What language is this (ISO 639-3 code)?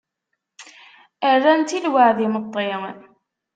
kab